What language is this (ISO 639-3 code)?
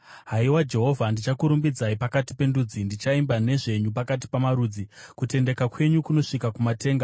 sna